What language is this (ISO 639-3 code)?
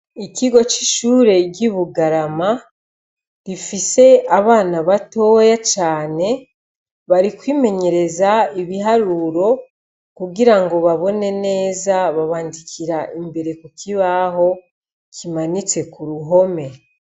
run